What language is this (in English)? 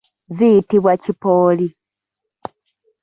Ganda